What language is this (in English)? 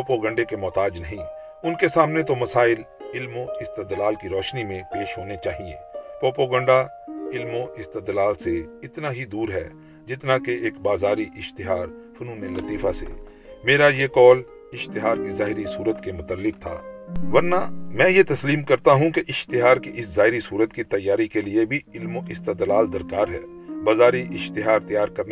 Urdu